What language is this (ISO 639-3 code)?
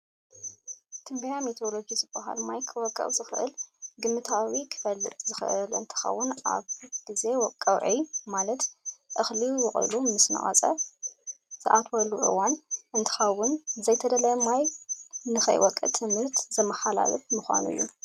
tir